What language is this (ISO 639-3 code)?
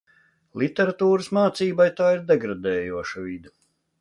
lav